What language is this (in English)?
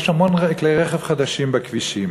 Hebrew